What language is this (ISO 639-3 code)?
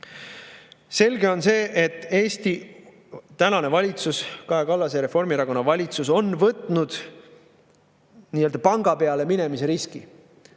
est